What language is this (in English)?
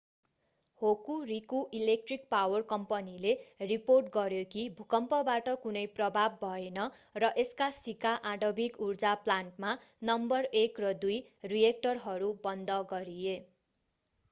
Nepali